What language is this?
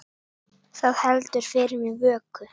Icelandic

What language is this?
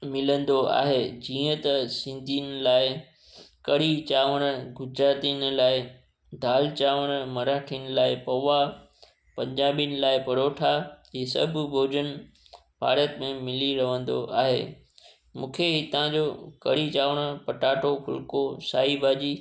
Sindhi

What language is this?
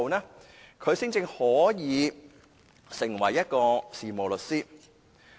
Cantonese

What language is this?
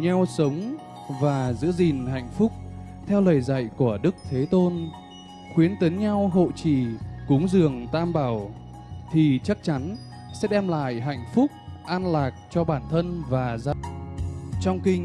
Vietnamese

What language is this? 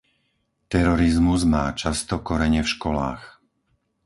Slovak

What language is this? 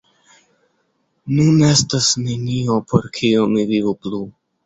Esperanto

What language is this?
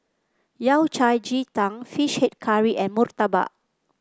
English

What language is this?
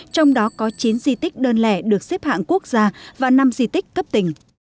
Vietnamese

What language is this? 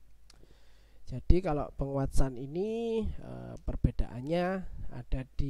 Indonesian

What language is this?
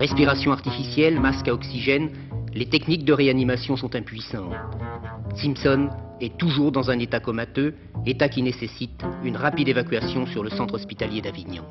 French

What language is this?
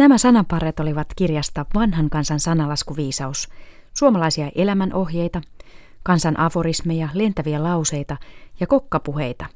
Finnish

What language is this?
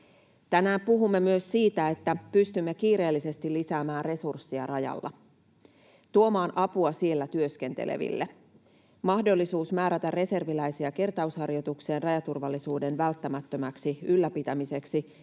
Finnish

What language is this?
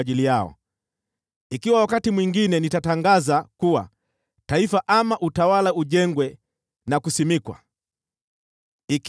Swahili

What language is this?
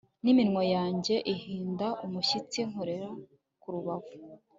Kinyarwanda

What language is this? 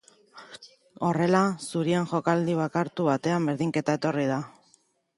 Basque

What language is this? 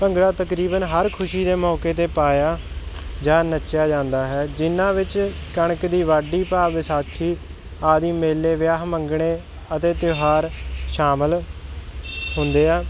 Punjabi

